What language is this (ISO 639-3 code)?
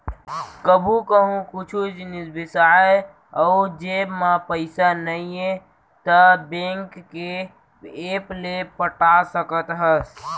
hne